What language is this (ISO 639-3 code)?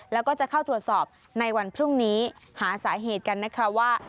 tha